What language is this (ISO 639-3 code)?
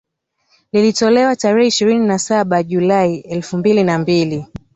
swa